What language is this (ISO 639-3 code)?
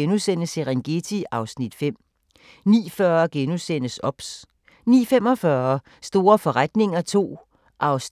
dan